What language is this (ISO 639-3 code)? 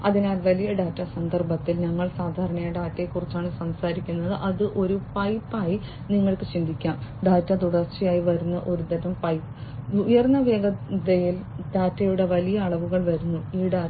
mal